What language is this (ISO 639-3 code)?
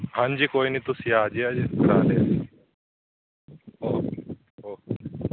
pan